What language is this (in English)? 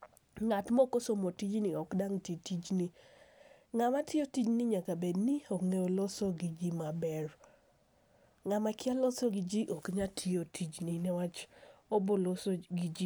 Luo (Kenya and Tanzania)